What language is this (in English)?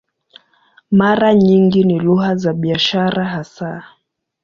Swahili